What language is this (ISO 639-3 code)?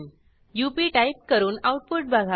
mar